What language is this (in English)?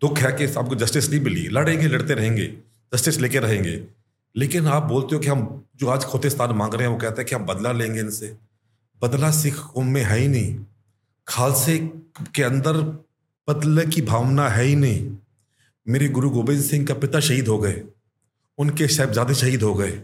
Hindi